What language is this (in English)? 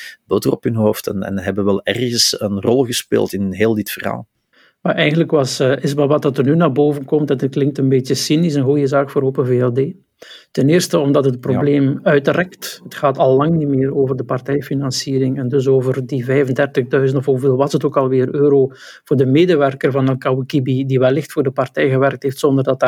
Dutch